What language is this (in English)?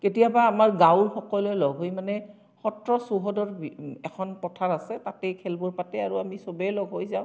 Assamese